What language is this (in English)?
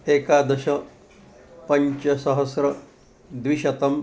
Sanskrit